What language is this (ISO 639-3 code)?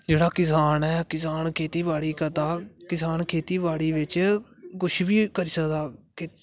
doi